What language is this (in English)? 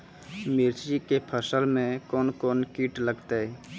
Maithili